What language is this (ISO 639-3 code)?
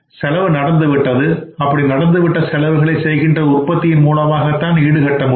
tam